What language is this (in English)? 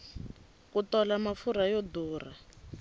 Tsonga